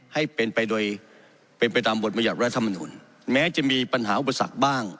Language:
Thai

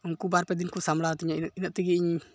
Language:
Santali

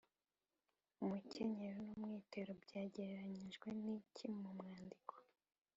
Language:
Kinyarwanda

